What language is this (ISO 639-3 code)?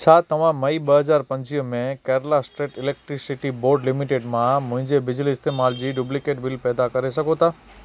snd